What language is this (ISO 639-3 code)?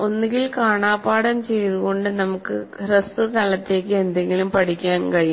mal